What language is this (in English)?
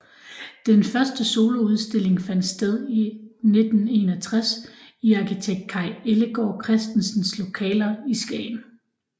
Danish